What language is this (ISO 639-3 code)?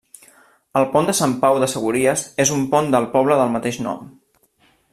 cat